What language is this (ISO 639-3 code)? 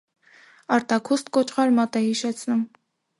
hye